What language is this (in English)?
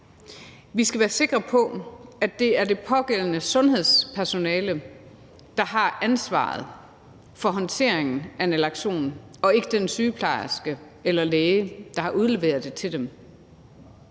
Danish